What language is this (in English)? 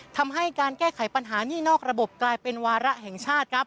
Thai